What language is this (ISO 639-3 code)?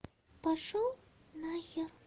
rus